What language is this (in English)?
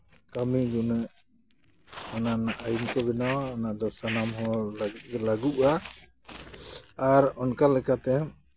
Santali